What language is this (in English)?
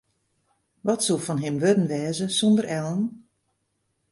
Western Frisian